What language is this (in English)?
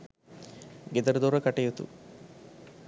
Sinhala